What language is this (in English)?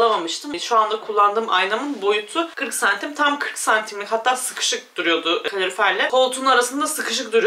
Turkish